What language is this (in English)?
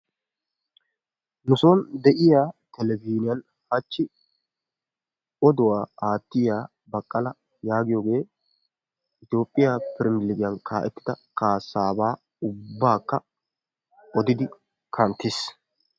Wolaytta